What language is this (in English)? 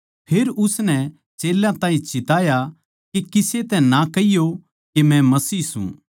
Haryanvi